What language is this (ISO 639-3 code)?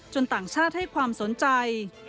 tha